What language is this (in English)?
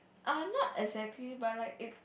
English